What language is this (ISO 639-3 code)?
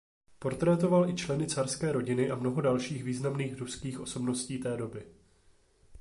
ces